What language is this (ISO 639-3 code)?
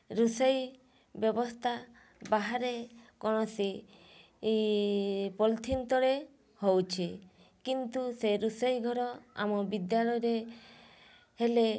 ori